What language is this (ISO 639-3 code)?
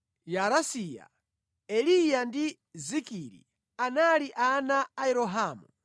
nya